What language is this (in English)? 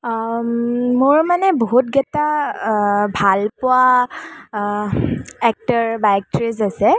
Assamese